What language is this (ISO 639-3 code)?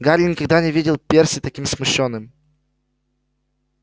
rus